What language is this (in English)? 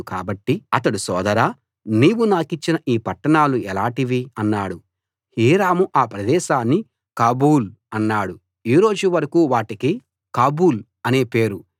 Telugu